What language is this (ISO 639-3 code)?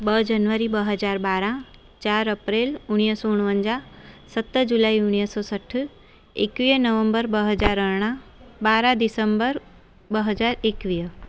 snd